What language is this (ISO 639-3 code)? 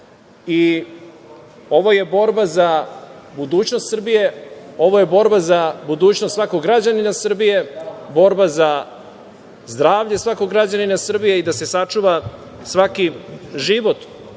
srp